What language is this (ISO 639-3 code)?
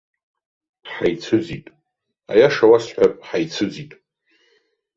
abk